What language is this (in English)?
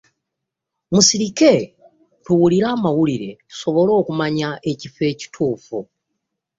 Ganda